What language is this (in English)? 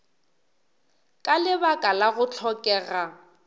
Northern Sotho